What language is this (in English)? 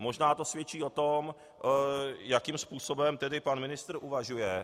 Czech